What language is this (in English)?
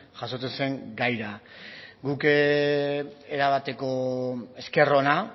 Basque